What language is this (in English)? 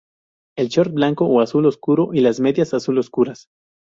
Spanish